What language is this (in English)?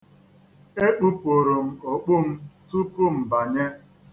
Igbo